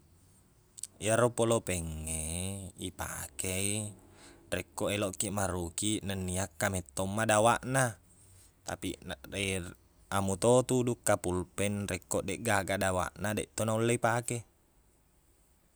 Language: Buginese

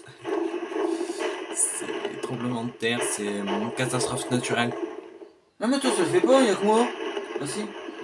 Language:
French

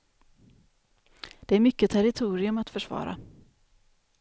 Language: Swedish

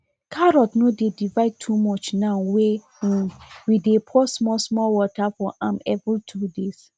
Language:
Nigerian Pidgin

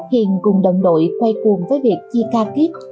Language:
Vietnamese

